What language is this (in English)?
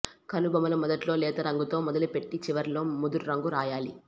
Telugu